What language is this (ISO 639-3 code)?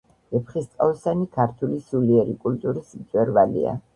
kat